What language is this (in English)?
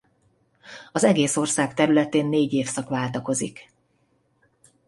Hungarian